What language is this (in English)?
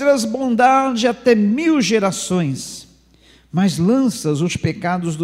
Portuguese